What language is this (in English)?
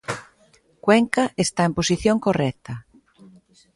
Galician